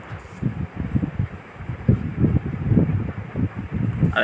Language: Chhattisgarhi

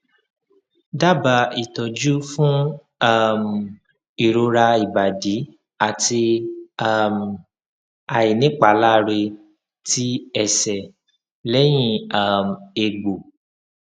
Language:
Yoruba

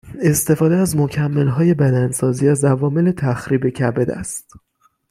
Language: Persian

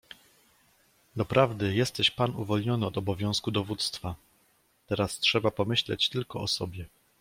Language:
Polish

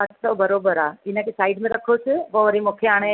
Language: Sindhi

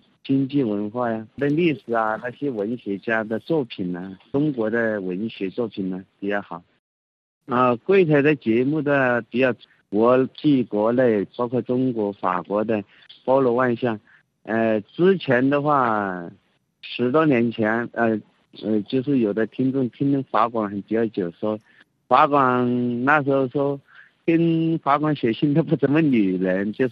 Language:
Chinese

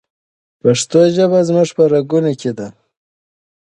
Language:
Pashto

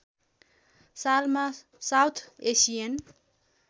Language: Nepali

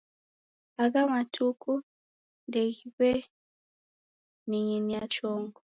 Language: Taita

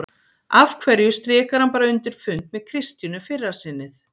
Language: Icelandic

